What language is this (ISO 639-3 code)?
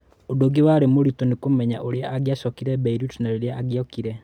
kik